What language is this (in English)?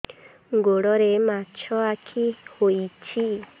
Odia